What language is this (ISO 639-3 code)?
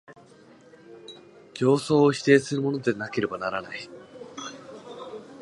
jpn